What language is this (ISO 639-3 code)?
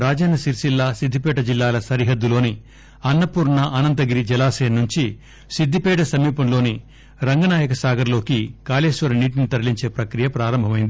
tel